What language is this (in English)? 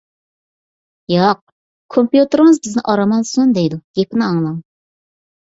Uyghur